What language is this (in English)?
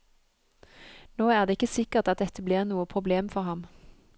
Norwegian